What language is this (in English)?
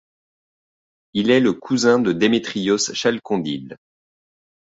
French